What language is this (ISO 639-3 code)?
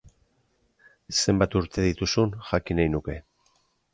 eus